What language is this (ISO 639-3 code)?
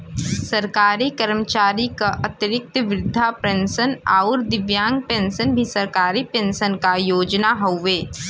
bho